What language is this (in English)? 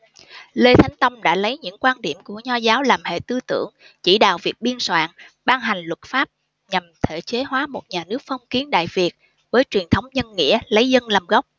Vietnamese